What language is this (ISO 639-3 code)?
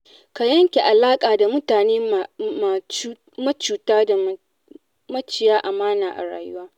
hau